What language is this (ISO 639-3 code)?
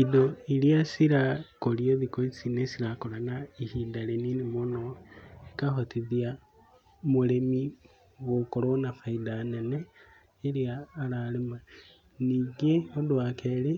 kik